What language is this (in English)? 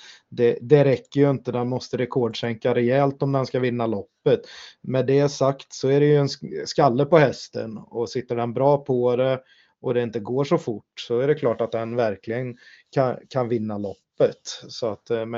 Swedish